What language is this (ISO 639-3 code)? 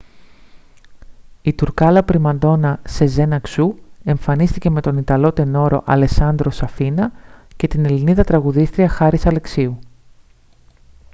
ell